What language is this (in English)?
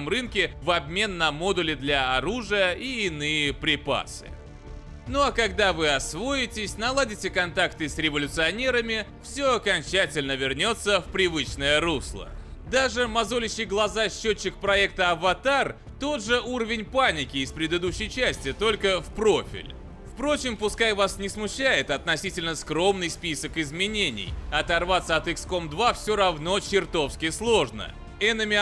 Russian